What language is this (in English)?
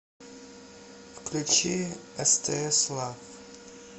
Russian